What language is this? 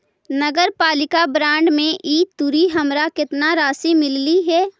Magahi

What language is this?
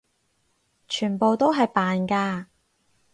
Cantonese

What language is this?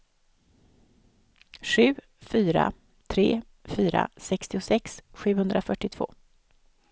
Swedish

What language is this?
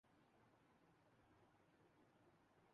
Urdu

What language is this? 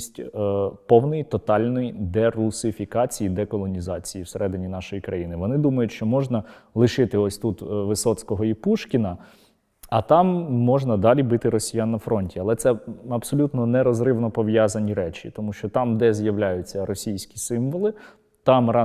Ukrainian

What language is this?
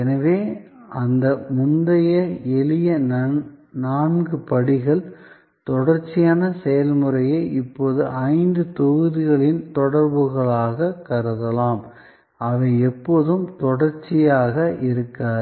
Tamil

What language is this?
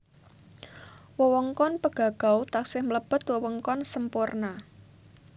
Javanese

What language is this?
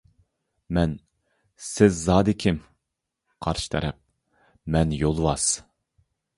Uyghur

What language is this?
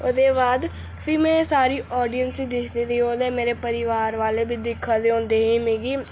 Dogri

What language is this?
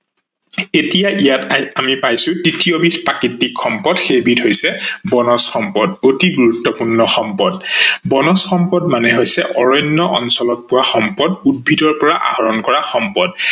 Assamese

